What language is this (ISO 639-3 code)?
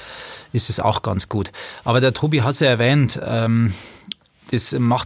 deu